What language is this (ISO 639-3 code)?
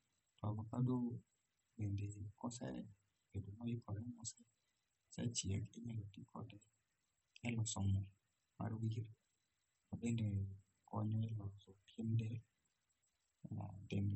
luo